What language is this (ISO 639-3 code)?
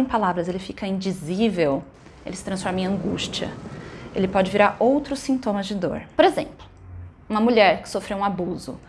por